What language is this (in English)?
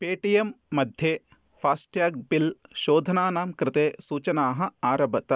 Sanskrit